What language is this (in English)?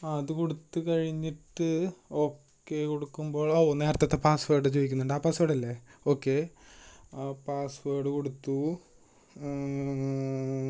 Malayalam